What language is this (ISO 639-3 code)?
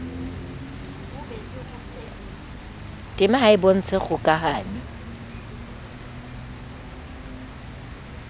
sot